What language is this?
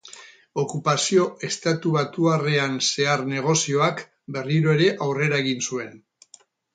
Basque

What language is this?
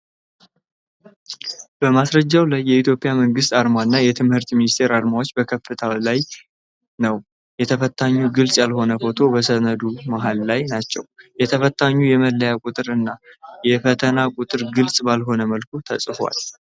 Amharic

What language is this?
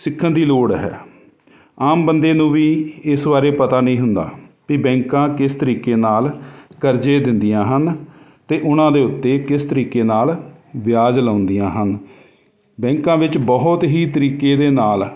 Punjabi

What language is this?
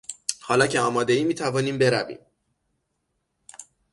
Persian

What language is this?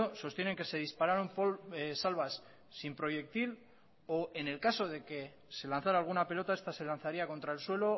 Spanish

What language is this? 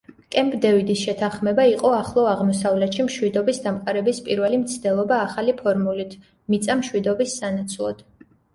Georgian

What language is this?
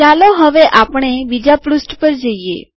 Gujarati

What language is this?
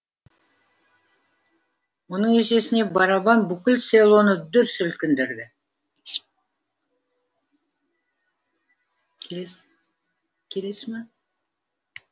Kazakh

